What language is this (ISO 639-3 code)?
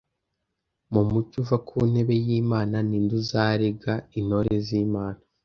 kin